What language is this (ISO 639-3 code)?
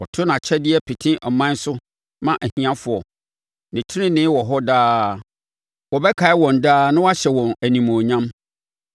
aka